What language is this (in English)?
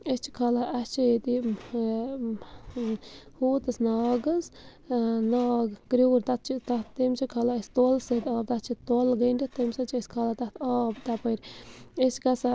Kashmiri